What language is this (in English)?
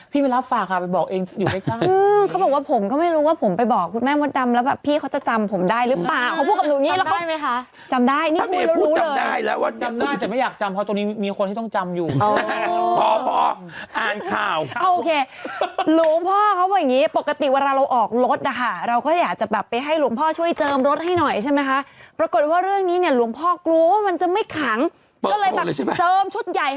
Thai